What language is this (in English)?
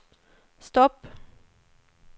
Swedish